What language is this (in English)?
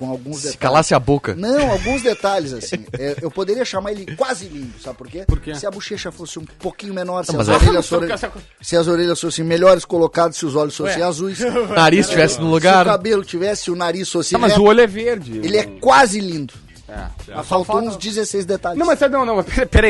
Portuguese